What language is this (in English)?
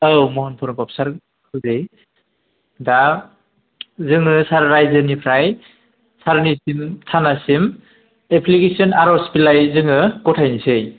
Bodo